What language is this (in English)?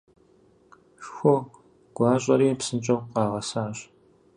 Kabardian